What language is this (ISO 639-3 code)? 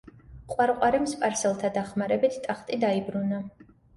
kat